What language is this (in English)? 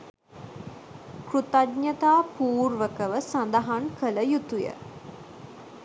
Sinhala